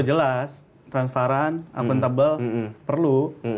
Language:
Indonesian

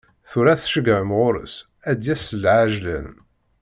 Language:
Kabyle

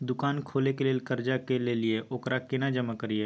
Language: Maithili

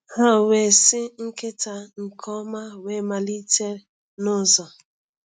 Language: Igbo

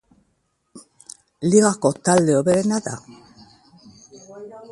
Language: Basque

